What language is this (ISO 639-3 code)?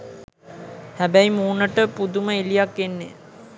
sin